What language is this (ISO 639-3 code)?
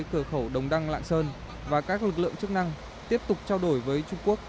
vie